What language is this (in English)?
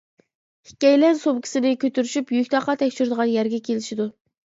Uyghur